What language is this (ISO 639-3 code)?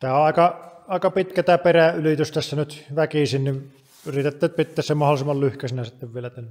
fin